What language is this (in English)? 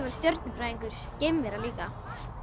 Icelandic